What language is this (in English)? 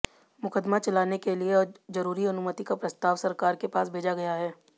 Hindi